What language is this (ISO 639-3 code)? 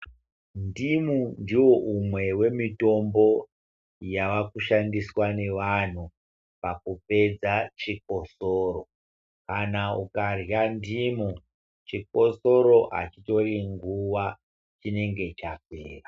ndc